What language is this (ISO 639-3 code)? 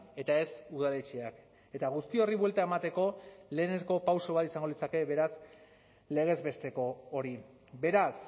eus